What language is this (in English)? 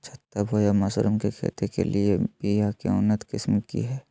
Magahi